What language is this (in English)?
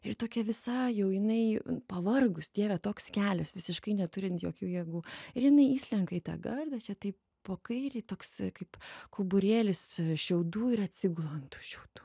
Lithuanian